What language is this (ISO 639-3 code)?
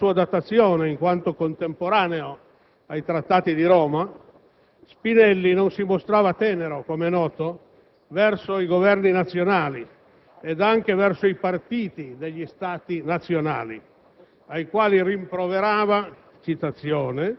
ita